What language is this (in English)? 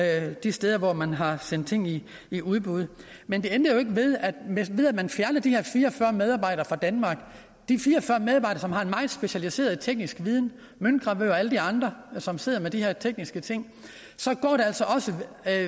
Danish